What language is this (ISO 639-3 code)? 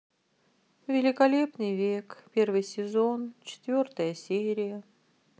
rus